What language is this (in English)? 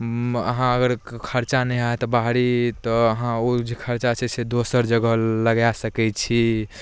Maithili